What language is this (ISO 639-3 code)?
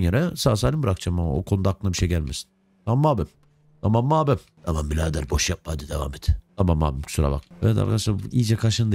tur